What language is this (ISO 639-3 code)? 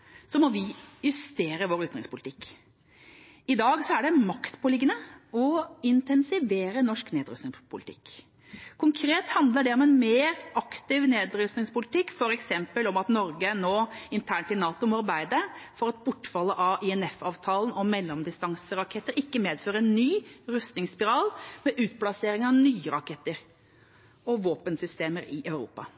nob